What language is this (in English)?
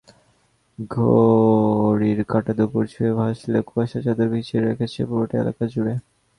Bangla